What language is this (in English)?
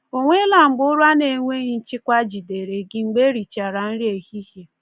Igbo